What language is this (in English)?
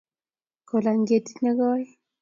Kalenjin